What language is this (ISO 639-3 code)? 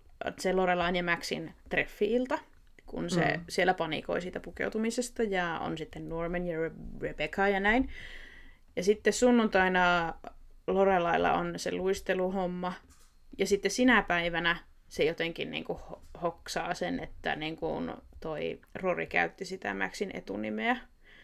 fin